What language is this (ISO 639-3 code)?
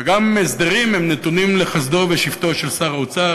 heb